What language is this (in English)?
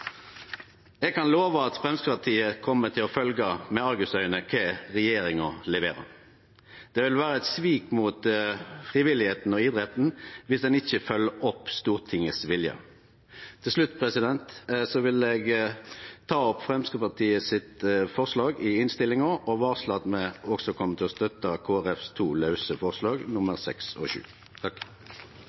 Norwegian Nynorsk